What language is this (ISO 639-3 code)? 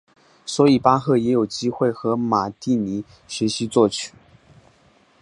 zho